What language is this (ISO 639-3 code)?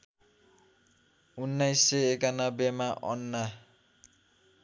nep